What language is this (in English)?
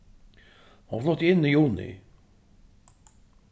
Faroese